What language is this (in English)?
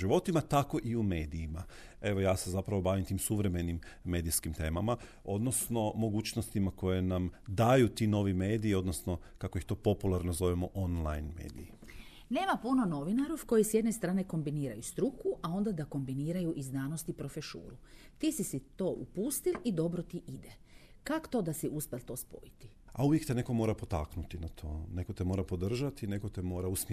Croatian